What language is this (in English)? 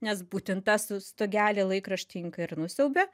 Lithuanian